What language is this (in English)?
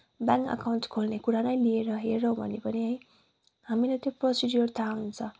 Nepali